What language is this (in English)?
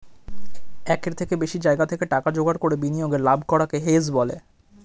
Bangla